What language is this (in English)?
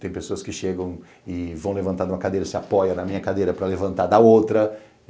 Portuguese